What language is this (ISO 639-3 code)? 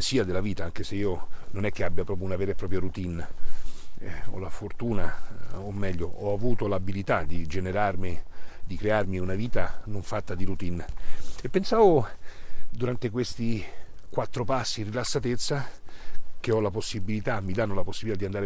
ita